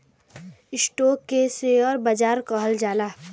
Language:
Bhojpuri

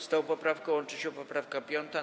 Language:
Polish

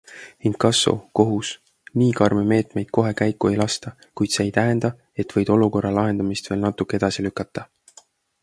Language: Estonian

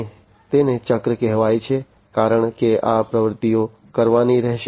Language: Gujarati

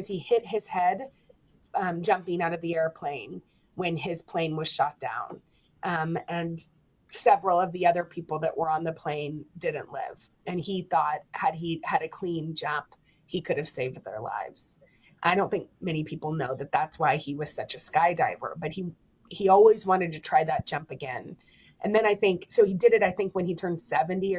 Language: English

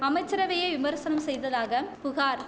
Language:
Tamil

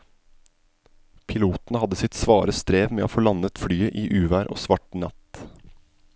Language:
Norwegian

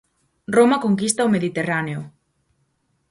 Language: Galician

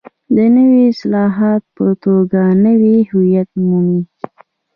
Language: Pashto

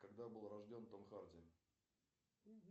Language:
Russian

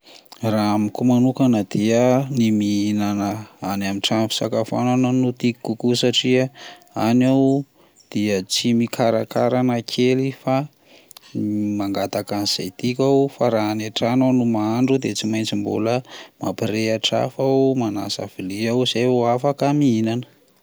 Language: Malagasy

